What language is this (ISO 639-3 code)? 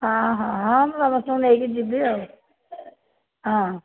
ori